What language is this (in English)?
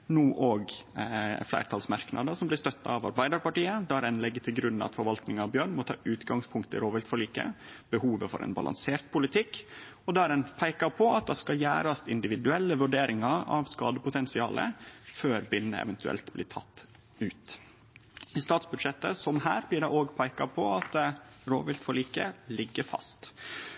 Norwegian Nynorsk